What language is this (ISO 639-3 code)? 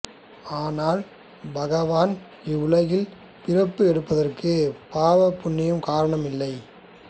tam